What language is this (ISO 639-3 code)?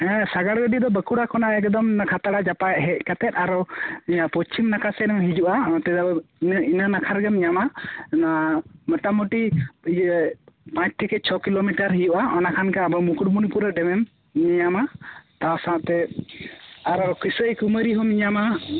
sat